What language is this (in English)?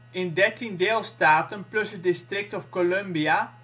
Dutch